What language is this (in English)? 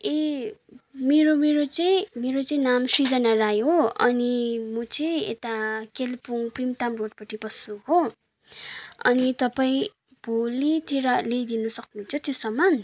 Nepali